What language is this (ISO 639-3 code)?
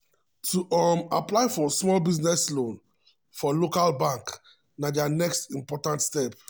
pcm